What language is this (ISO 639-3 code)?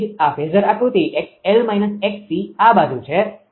guj